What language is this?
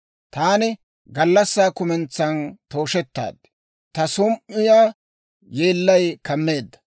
Dawro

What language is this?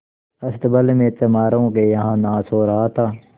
Hindi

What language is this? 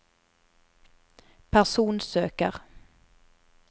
Norwegian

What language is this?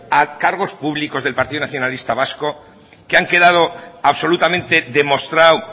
Spanish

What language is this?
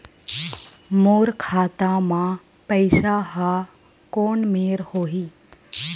Chhattisgarhi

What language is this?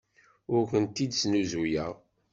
Kabyle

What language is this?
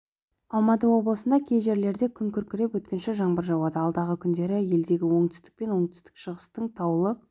Kazakh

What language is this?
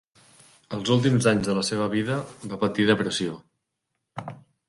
Catalan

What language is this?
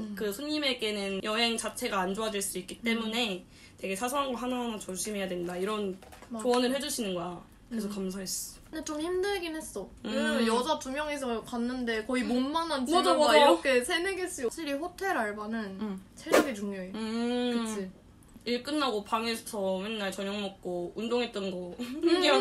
Korean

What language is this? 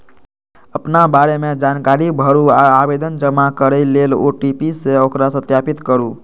Maithili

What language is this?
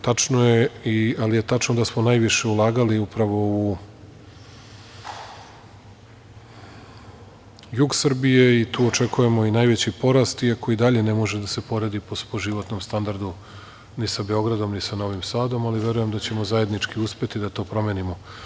Serbian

